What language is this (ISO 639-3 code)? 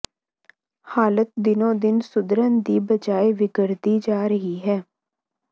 pan